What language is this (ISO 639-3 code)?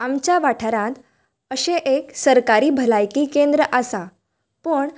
kok